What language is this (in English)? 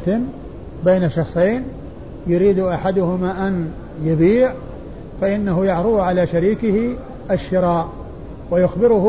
Arabic